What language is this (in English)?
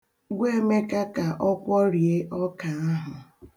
Igbo